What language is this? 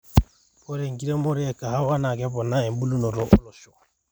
Masai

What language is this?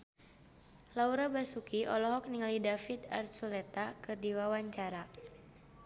Sundanese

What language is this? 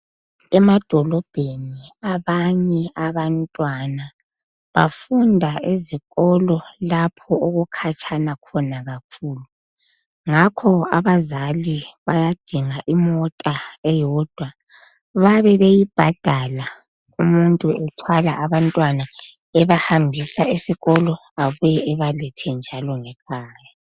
North Ndebele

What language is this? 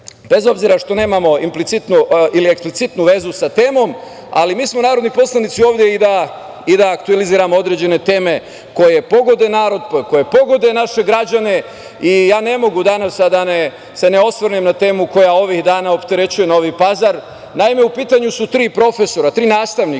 Serbian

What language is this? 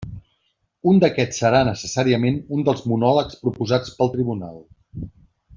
Catalan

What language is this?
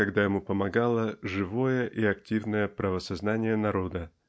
Russian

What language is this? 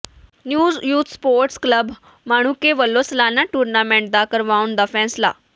Punjabi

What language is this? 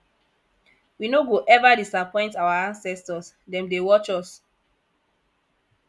Nigerian Pidgin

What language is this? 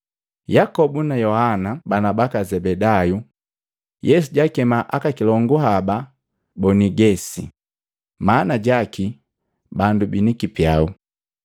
Matengo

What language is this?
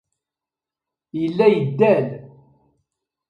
Kabyle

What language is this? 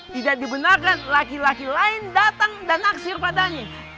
Indonesian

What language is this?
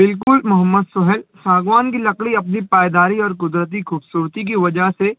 Urdu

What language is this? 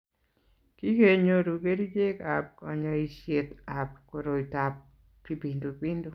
Kalenjin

